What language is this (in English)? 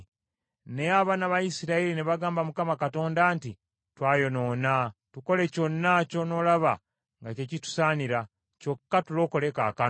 Ganda